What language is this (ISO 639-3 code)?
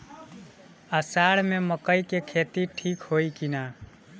bho